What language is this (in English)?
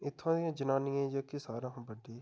Dogri